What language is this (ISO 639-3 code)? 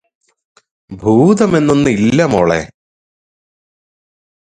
mal